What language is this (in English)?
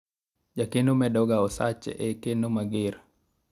Luo (Kenya and Tanzania)